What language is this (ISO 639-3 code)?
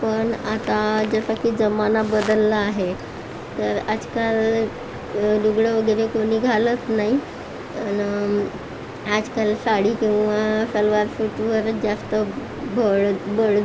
mar